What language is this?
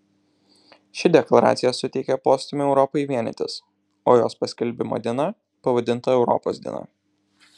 Lithuanian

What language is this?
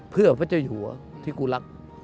Thai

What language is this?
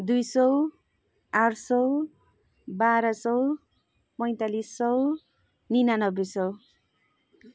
Nepali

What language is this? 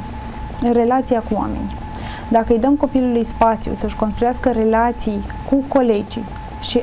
Romanian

